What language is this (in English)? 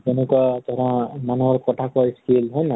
Assamese